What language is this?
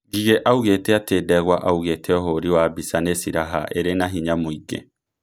Kikuyu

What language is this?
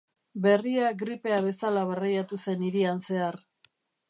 Basque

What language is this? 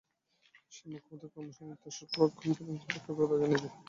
Bangla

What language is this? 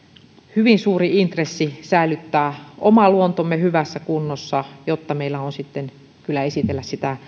Finnish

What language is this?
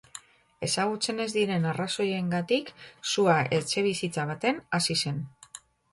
Basque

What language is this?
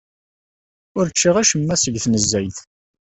Kabyle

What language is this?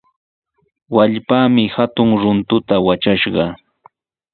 Sihuas Ancash Quechua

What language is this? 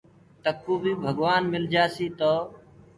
Gurgula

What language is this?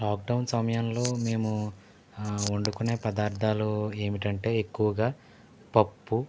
Telugu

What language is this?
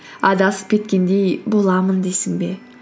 Kazakh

